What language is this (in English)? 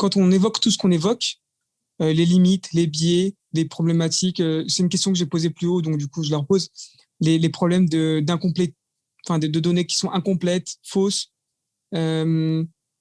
French